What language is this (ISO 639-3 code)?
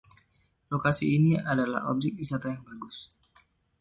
ind